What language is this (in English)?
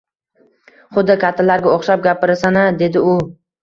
Uzbek